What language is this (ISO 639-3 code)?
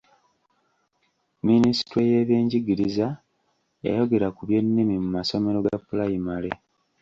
lug